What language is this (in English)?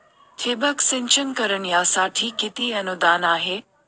Marathi